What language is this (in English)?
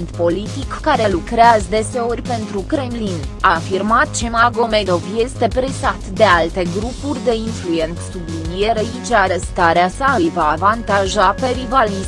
Romanian